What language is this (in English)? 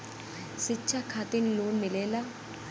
Bhojpuri